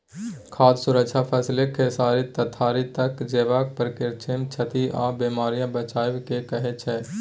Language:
Maithili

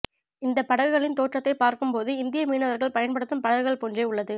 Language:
Tamil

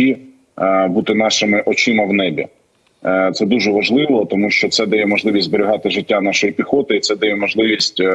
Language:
Ukrainian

